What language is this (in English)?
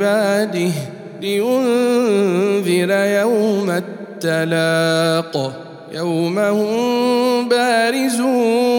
Arabic